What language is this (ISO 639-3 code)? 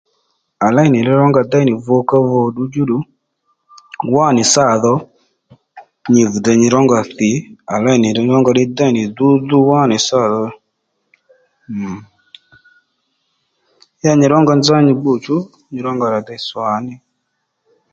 led